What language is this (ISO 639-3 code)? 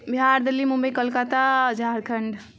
mai